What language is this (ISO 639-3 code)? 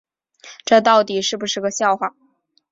zho